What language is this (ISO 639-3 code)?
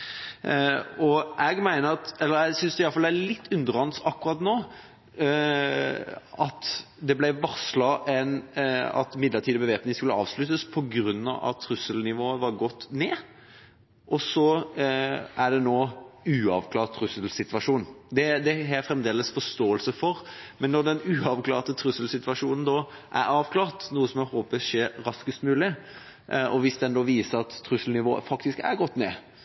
nob